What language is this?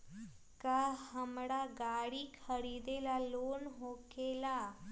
Magahi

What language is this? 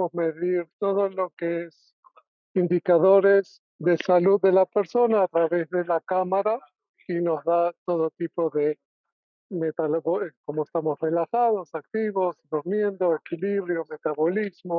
Spanish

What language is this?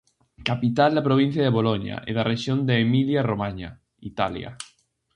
Galician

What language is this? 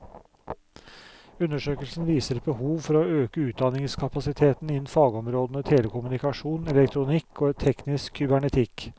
Norwegian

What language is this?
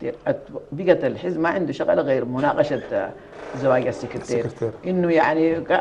Arabic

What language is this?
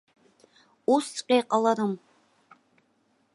Abkhazian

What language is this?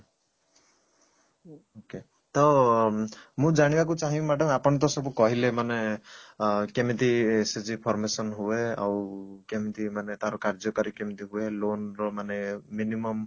Odia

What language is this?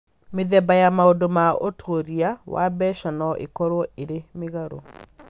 Kikuyu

